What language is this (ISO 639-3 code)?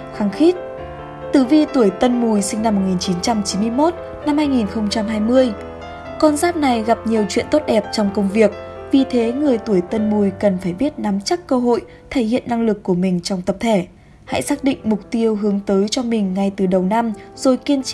vie